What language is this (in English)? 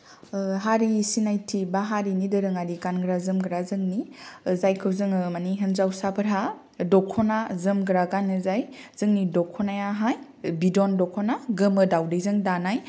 Bodo